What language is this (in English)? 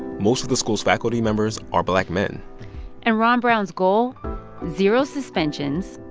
English